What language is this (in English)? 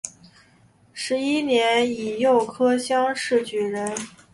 Chinese